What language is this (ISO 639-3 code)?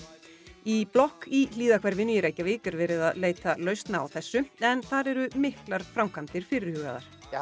isl